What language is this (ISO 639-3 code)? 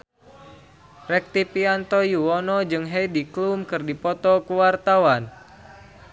sun